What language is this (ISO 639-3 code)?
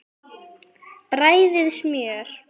isl